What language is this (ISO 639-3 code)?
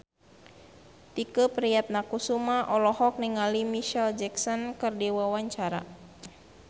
sun